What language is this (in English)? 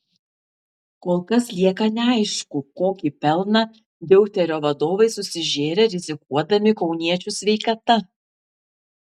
Lithuanian